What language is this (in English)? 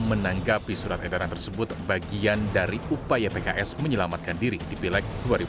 Indonesian